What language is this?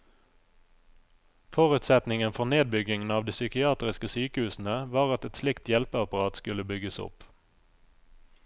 Norwegian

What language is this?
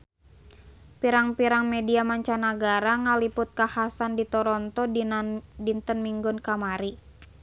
Sundanese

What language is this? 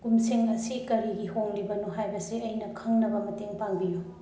Manipuri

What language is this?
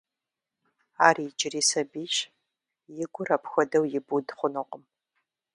Kabardian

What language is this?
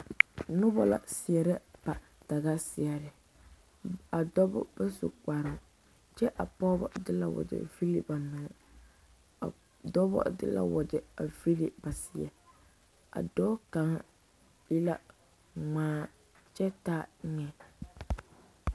Southern Dagaare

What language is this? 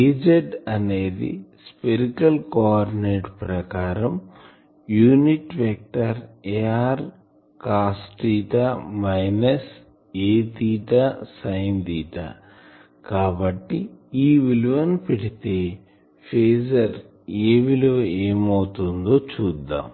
Telugu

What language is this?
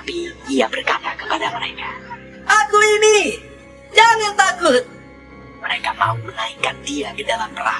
Indonesian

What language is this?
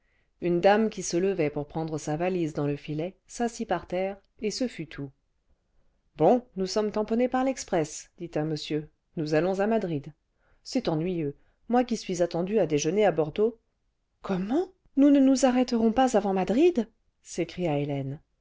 French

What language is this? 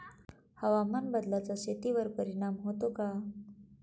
Marathi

